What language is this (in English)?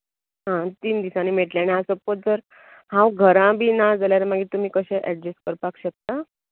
Konkani